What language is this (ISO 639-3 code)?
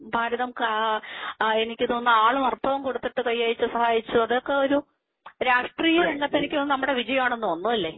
mal